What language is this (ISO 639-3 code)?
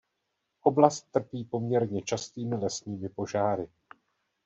ces